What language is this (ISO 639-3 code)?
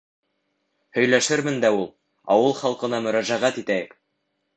bak